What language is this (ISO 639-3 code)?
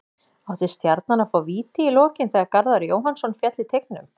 isl